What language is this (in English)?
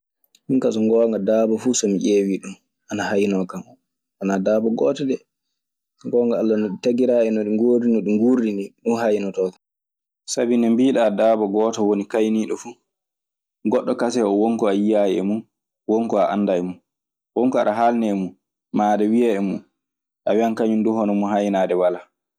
Maasina Fulfulde